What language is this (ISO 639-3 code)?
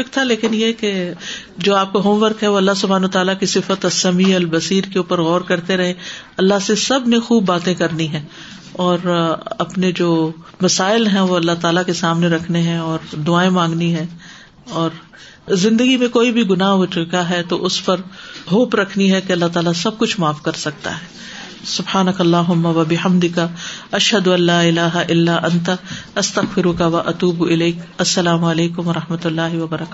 urd